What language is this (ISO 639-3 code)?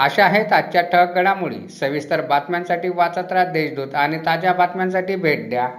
mar